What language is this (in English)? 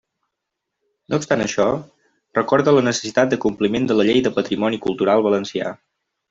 Catalan